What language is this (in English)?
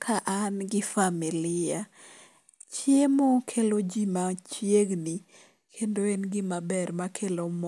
Luo (Kenya and Tanzania)